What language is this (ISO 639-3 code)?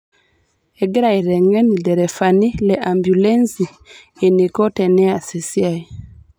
mas